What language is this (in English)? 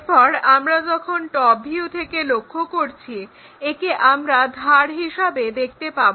Bangla